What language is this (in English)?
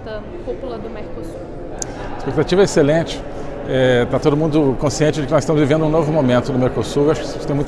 Portuguese